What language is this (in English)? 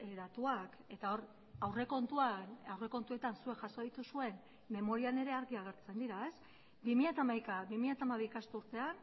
Basque